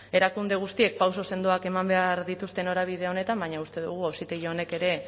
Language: Basque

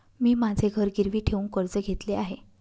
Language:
Marathi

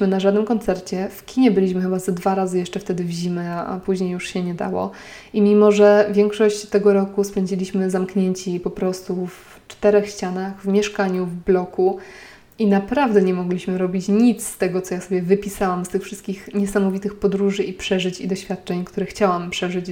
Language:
Polish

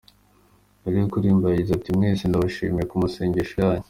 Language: Kinyarwanda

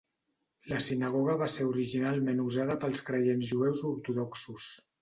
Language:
Catalan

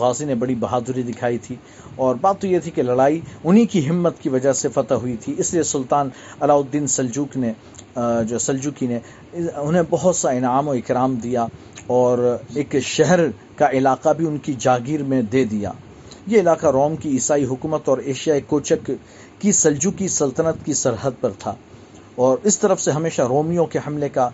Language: Urdu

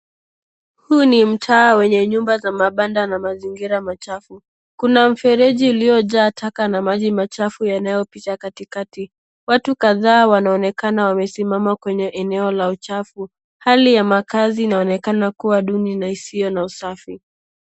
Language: Swahili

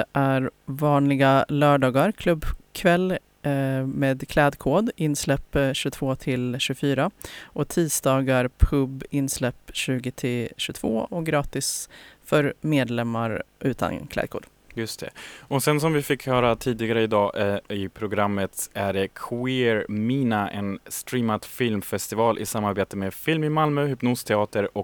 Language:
Swedish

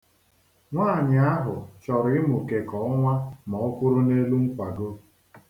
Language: Igbo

